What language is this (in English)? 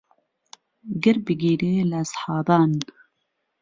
Central Kurdish